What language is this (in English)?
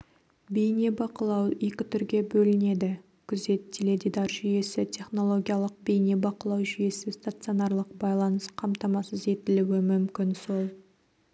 Kazakh